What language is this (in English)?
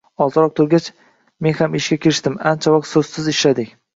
Uzbek